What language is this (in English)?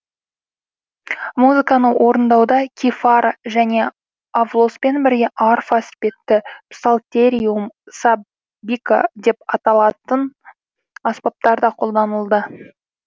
Kazakh